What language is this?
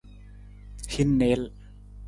Nawdm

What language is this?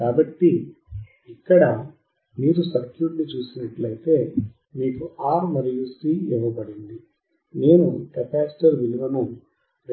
Telugu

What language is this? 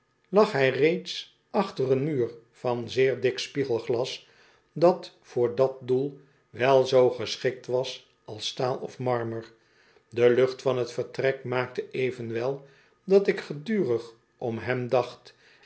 Dutch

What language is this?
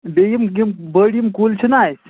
Kashmiri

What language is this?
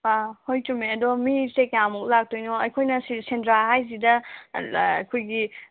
Manipuri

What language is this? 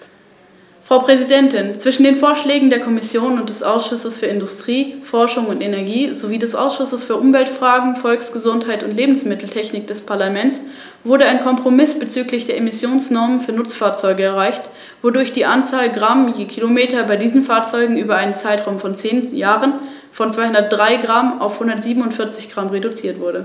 German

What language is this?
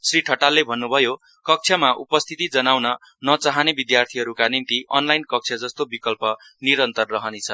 Nepali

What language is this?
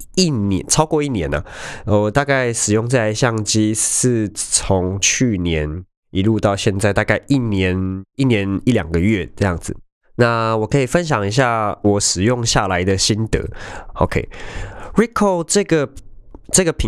Chinese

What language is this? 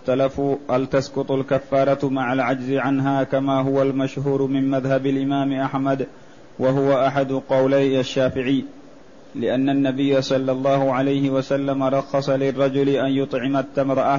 Arabic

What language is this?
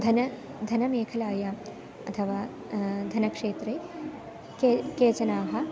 Sanskrit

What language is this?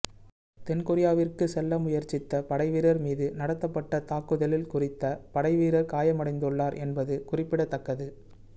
Tamil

